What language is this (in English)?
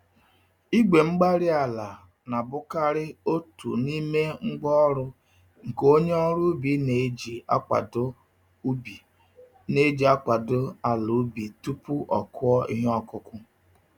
Igbo